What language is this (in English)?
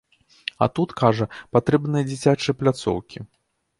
Belarusian